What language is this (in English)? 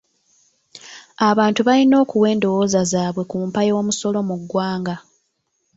Ganda